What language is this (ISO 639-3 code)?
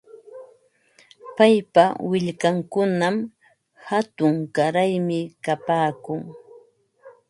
qva